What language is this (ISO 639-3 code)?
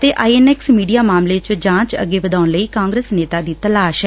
pan